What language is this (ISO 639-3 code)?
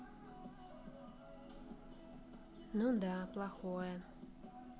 rus